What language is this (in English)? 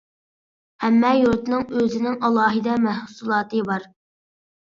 Uyghur